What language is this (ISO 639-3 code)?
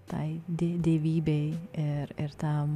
lit